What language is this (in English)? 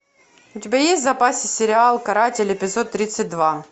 Russian